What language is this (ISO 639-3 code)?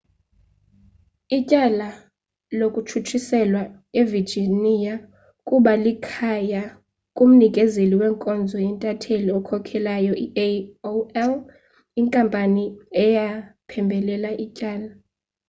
xho